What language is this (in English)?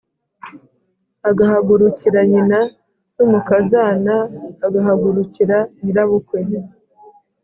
Kinyarwanda